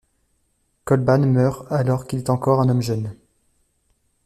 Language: French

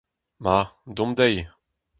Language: Breton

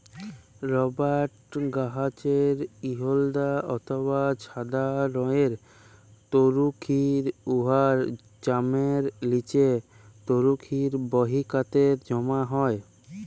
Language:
Bangla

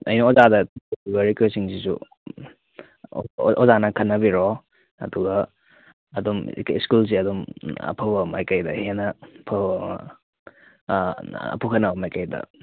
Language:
Manipuri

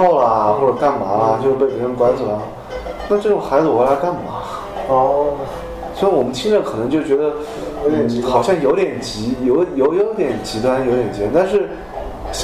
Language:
Chinese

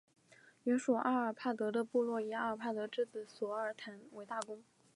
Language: Chinese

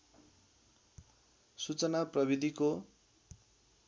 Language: Nepali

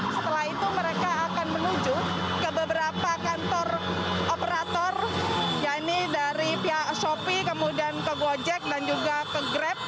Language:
Indonesian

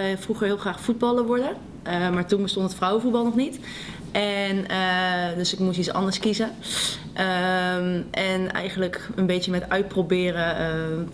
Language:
Dutch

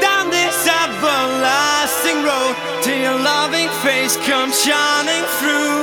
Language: English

